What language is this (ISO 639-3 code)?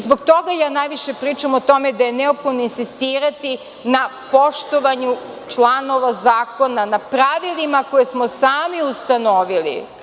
srp